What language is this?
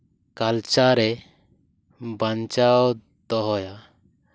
Santali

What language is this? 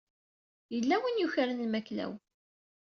Kabyle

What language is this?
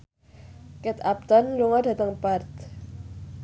Javanese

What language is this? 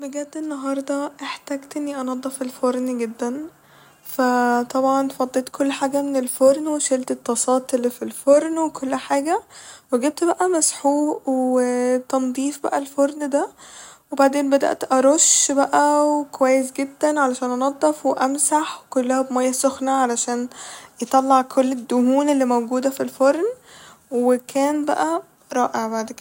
Egyptian Arabic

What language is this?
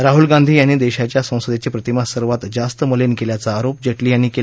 Marathi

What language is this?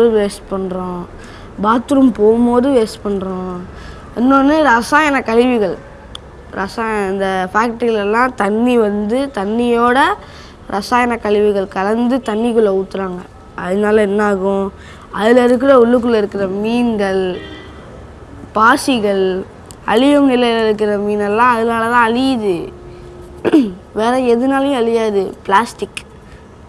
Italian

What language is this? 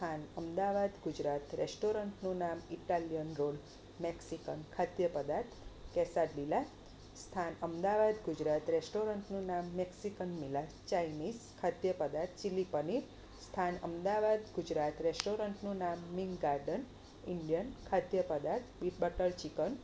Gujarati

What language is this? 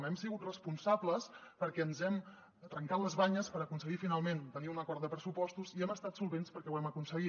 Catalan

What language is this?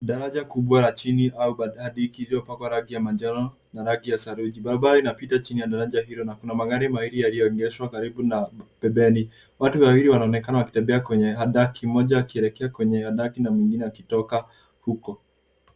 Swahili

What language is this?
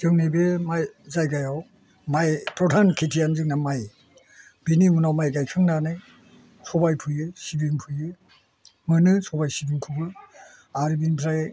Bodo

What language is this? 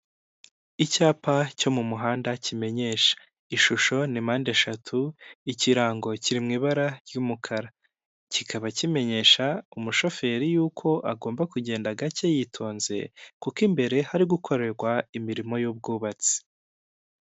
Kinyarwanda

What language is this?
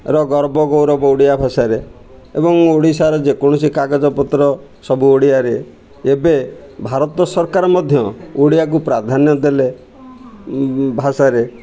Odia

